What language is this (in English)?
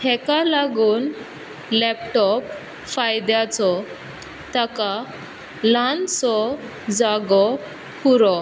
Konkani